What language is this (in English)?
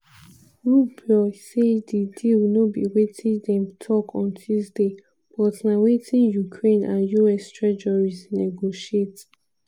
Nigerian Pidgin